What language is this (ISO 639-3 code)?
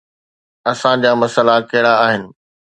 snd